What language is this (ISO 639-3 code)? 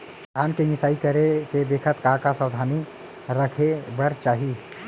hne